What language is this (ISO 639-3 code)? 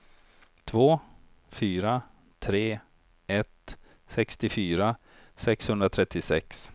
swe